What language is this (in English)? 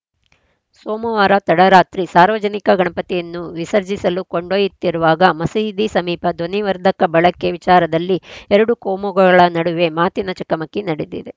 Kannada